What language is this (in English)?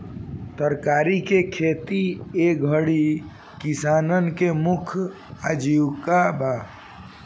Bhojpuri